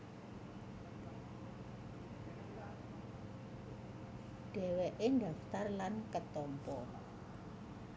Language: Javanese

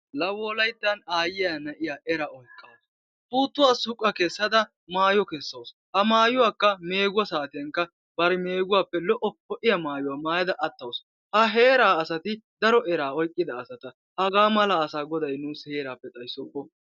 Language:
Wolaytta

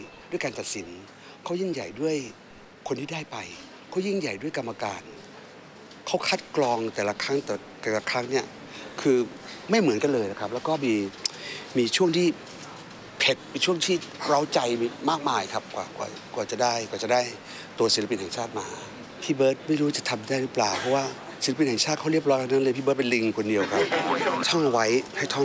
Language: Thai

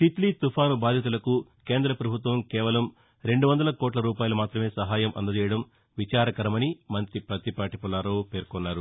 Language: Telugu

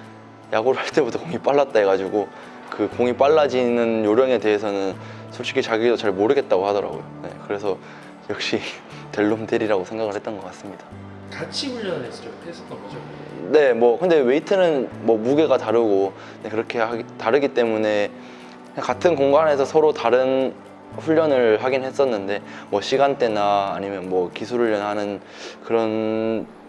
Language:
Korean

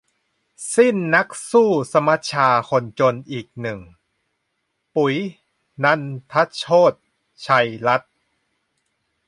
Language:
Thai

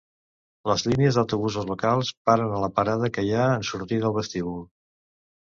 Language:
Catalan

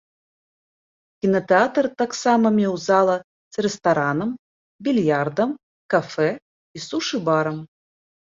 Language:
Belarusian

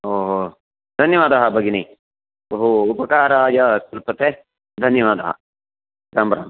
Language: Sanskrit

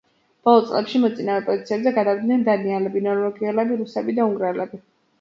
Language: Georgian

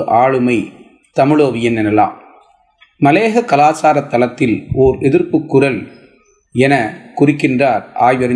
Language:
Tamil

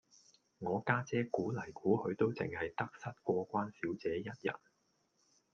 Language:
Cantonese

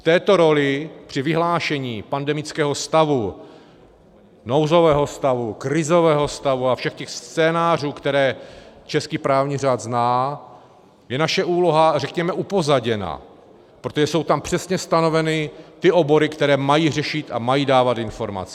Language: Czech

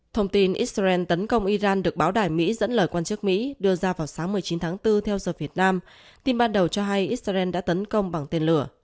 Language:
Vietnamese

